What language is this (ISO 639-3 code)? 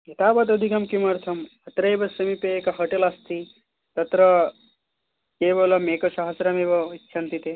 san